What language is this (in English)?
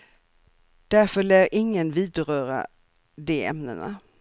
Swedish